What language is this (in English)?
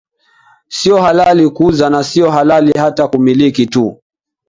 Swahili